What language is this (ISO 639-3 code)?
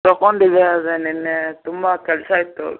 kan